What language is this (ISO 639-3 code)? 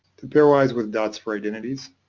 eng